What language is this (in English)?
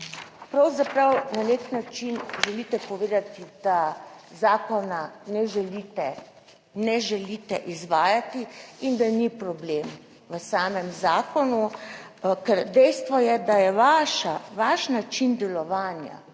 Slovenian